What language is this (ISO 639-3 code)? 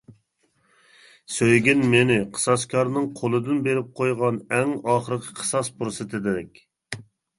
uig